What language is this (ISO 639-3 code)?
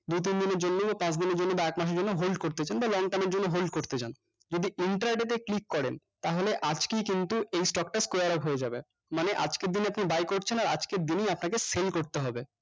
ben